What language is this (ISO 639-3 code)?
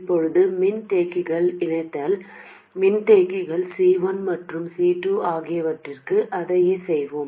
tam